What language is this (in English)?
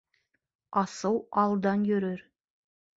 Bashkir